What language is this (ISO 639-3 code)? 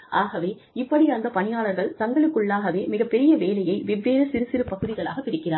tam